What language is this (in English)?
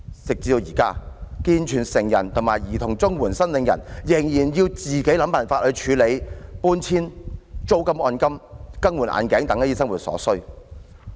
Cantonese